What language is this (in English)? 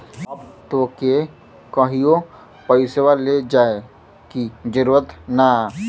Bhojpuri